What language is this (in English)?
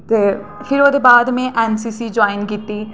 Dogri